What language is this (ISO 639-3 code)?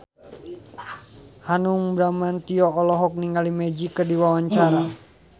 sun